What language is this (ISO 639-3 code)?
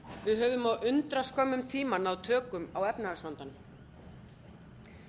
isl